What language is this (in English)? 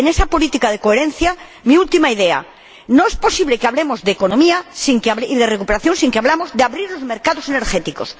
Spanish